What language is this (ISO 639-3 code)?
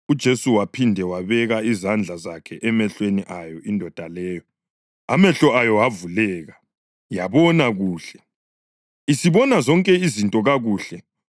nde